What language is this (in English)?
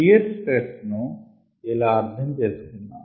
Telugu